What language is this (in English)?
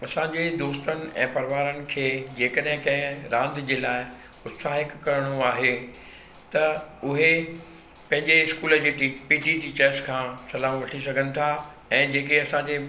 Sindhi